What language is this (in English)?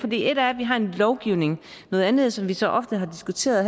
Danish